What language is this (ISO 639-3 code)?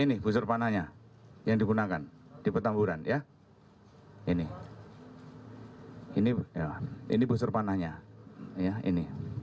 ind